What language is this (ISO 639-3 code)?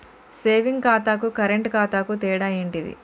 tel